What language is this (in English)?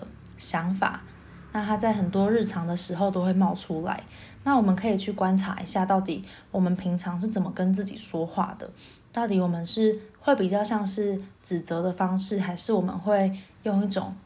Chinese